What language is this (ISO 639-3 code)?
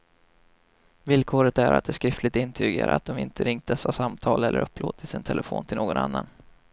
swe